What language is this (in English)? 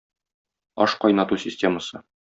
Tatar